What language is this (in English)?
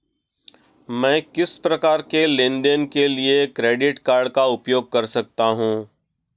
Hindi